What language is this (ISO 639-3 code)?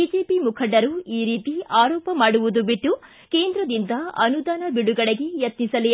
kan